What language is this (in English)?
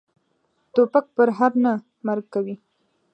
Pashto